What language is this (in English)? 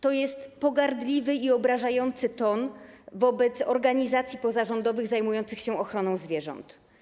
Polish